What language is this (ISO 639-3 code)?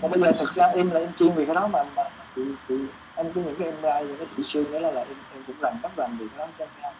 vie